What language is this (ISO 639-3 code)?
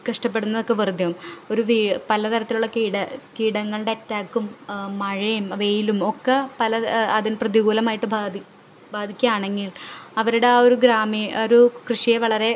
mal